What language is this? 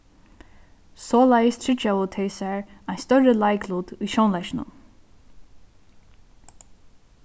Faroese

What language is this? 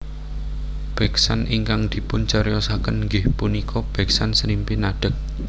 Javanese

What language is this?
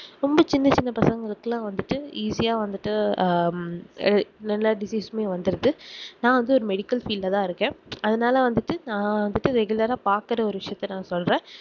Tamil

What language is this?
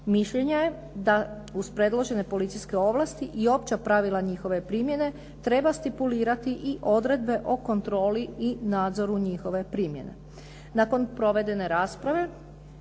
Croatian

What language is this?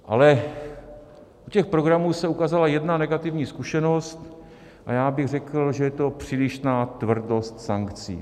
Czech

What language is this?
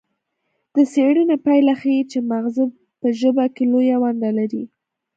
Pashto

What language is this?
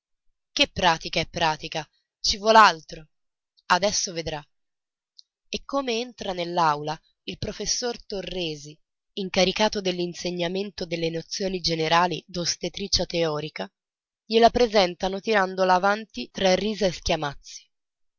Italian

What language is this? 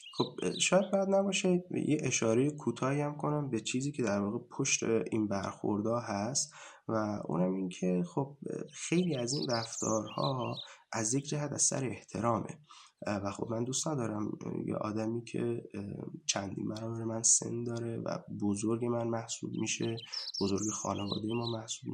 Persian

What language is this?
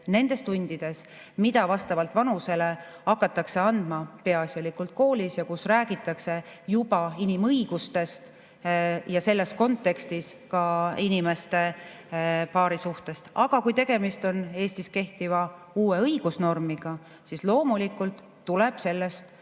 Estonian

